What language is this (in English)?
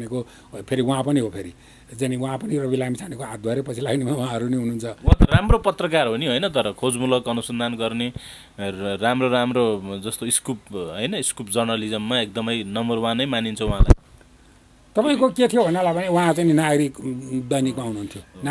Arabic